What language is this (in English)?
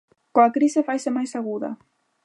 Galician